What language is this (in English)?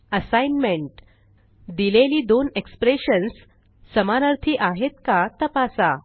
Marathi